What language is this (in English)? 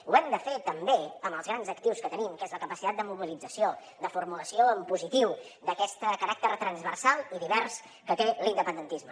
Catalan